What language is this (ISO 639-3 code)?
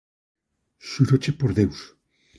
glg